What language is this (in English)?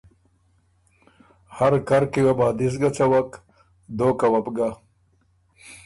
Ormuri